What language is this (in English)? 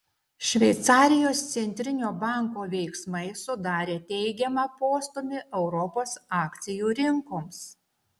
Lithuanian